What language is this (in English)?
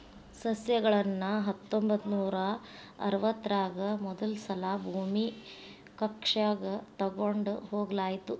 Kannada